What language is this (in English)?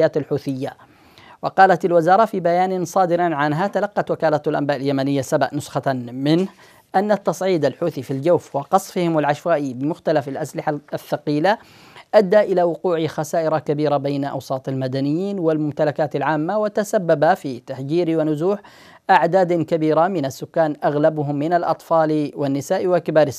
Arabic